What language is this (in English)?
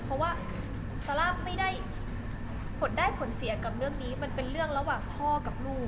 Thai